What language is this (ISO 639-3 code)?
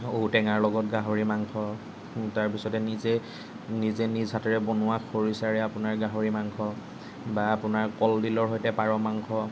asm